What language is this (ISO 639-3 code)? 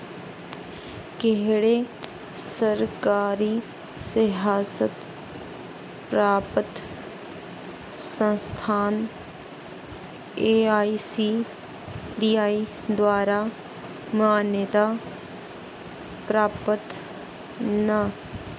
doi